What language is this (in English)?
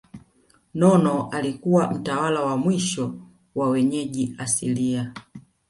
Swahili